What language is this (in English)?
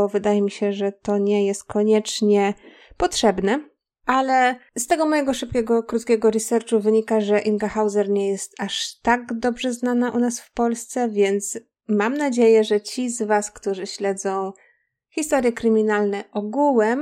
Polish